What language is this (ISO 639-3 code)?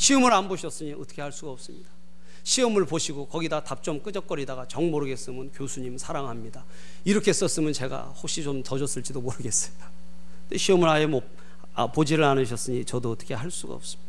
kor